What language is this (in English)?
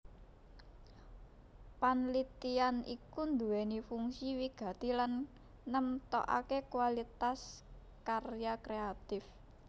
Javanese